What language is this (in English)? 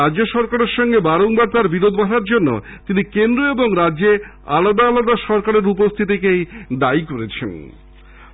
Bangla